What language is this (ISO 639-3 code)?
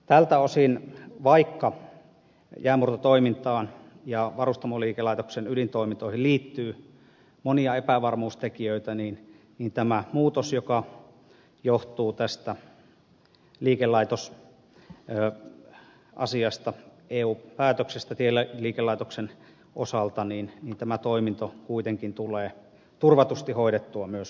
fin